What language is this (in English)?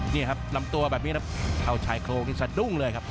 Thai